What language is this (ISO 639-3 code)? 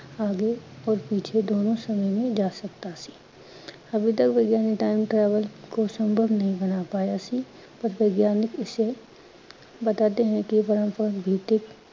pan